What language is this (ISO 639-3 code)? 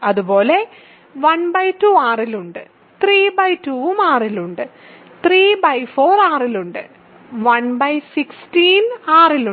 mal